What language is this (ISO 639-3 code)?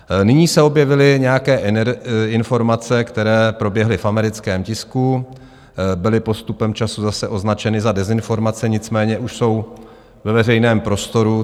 ces